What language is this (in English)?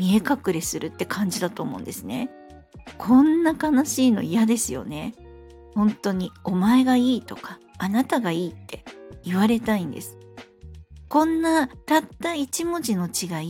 Japanese